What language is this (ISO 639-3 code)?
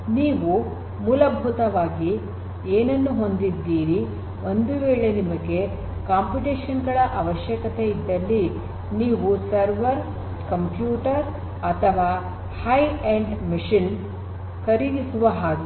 kan